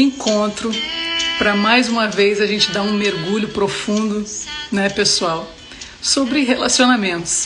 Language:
Portuguese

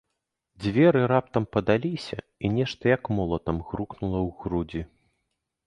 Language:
Belarusian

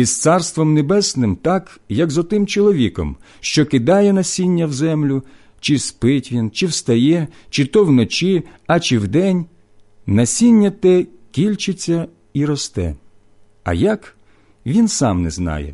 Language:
Ukrainian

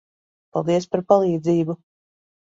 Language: Latvian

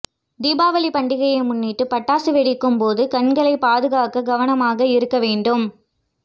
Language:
Tamil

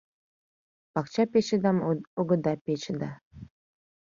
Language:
Mari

